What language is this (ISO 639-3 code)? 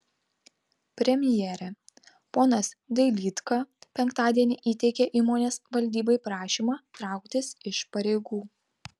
lit